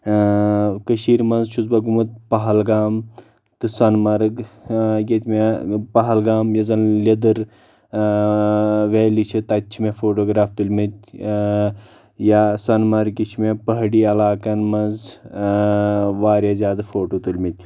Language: Kashmiri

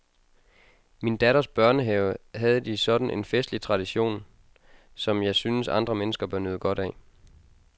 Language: Danish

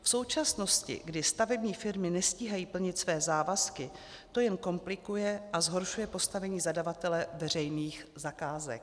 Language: Czech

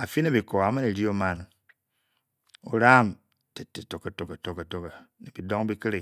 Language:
Bokyi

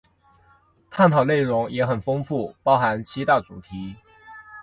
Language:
Chinese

